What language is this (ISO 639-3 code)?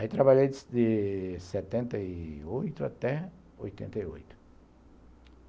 por